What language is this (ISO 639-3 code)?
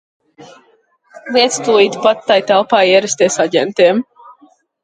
lav